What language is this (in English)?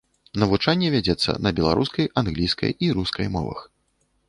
Belarusian